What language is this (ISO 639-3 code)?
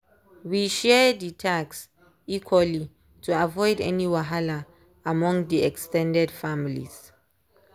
pcm